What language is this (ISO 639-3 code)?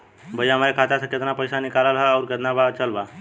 bho